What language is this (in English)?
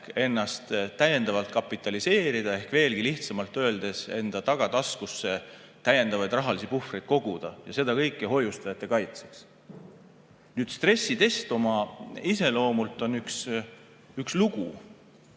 Estonian